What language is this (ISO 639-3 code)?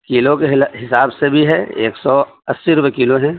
urd